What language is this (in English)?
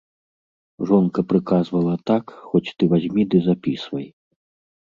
Belarusian